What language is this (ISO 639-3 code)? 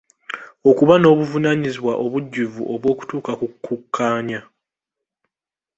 lug